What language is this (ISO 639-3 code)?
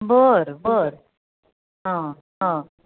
mar